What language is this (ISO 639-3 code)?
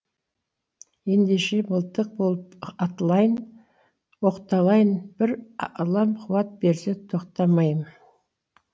kaz